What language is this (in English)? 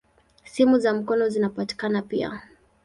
Swahili